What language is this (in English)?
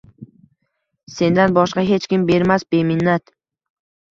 Uzbek